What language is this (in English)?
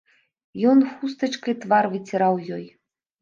Belarusian